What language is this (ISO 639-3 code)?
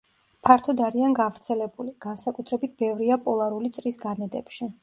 kat